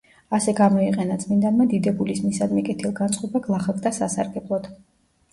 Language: Georgian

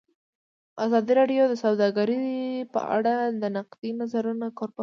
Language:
Pashto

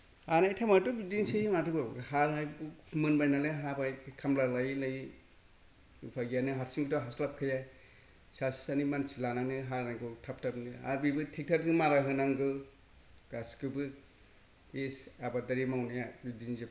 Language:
Bodo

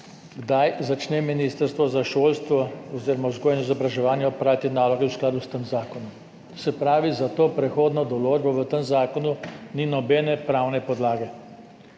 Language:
Slovenian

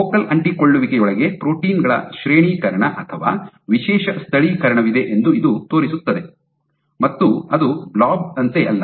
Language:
Kannada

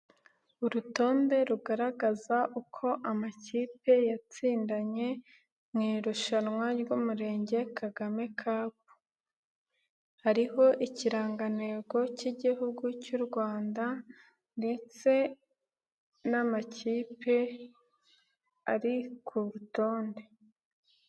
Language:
Kinyarwanda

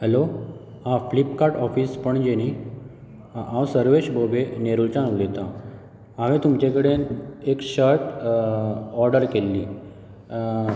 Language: Konkani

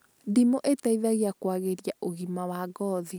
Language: Kikuyu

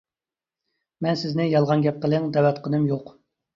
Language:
Uyghur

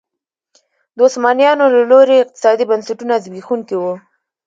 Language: Pashto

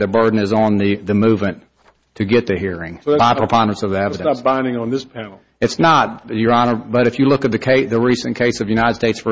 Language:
English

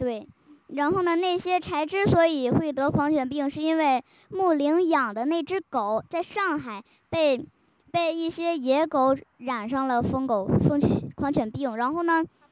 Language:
Chinese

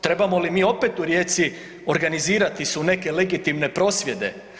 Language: Croatian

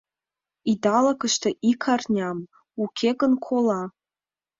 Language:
Mari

